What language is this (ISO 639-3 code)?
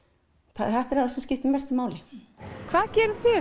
isl